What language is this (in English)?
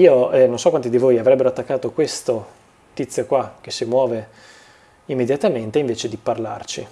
Italian